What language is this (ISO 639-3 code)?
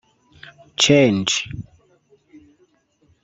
kin